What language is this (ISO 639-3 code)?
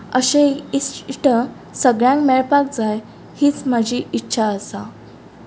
kok